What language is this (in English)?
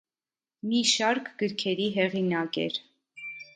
Armenian